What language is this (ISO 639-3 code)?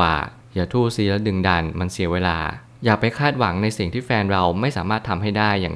tha